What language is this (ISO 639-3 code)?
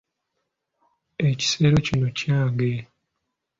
lug